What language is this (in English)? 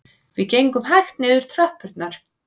Icelandic